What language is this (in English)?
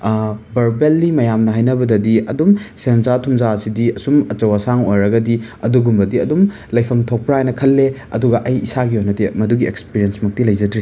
Manipuri